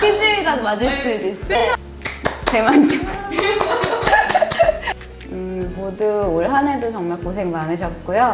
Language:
Korean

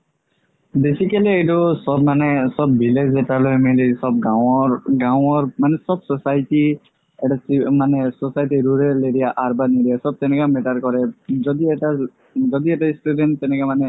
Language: Assamese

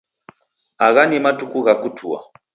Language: Taita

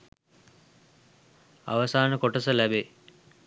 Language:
Sinhala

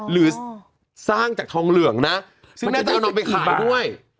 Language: Thai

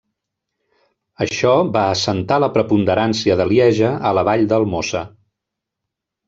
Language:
Catalan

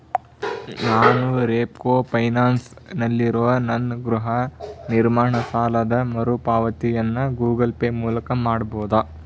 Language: Kannada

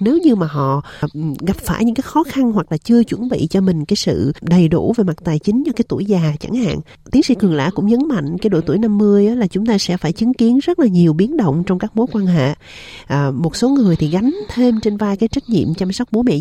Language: Vietnamese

